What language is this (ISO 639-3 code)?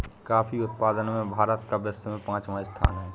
hin